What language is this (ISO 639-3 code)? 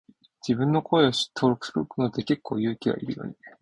jpn